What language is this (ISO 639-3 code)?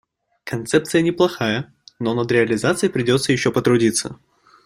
rus